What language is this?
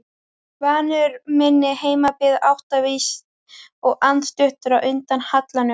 Icelandic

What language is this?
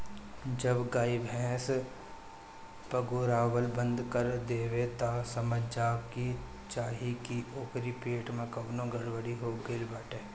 Bhojpuri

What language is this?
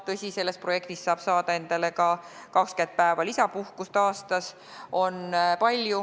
Estonian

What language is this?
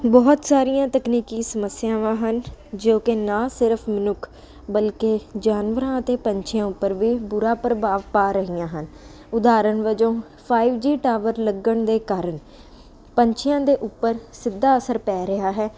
Punjabi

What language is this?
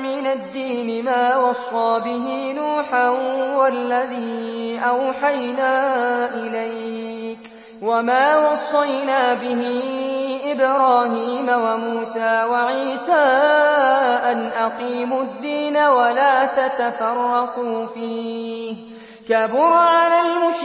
Arabic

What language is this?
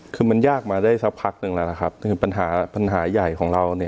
Thai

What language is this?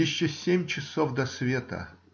Russian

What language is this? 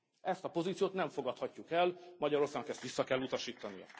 Hungarian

